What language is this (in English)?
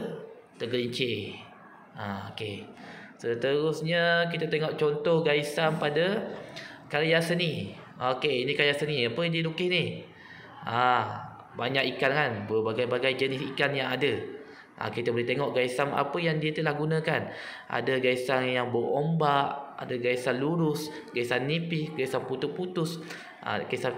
Malay